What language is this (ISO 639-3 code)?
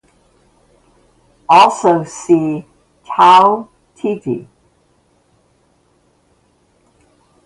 eng